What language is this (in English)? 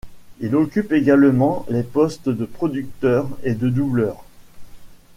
French